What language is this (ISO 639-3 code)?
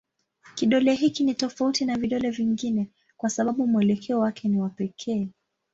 swa